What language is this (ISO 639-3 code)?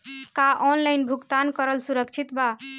bho